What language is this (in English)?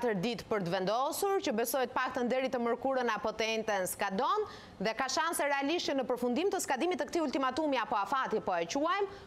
Romanian